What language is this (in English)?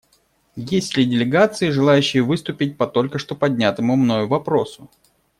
Russian